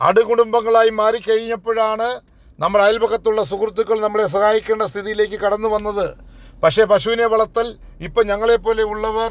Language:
Malayalam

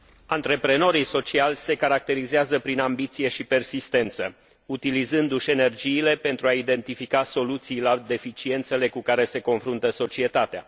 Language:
Romanian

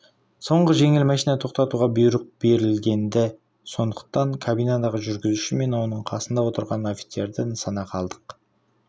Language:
Kazakh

